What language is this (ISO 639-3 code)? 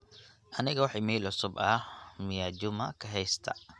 som